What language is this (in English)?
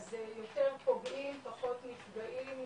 Hebrew